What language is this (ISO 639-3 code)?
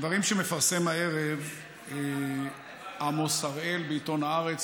heb